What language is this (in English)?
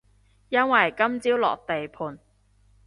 Cantonese